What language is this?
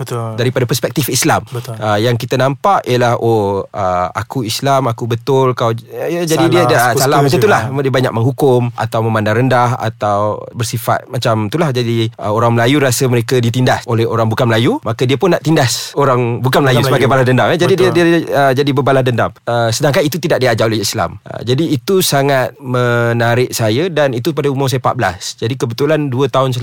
Malay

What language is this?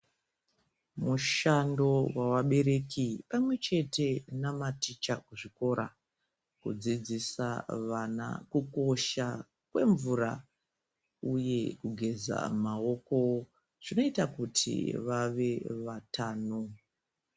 Ndau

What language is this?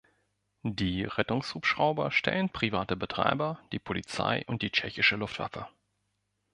German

